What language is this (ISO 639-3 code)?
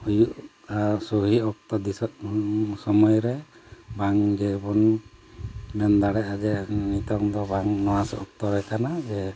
sat